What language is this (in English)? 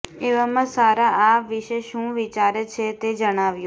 Gujarati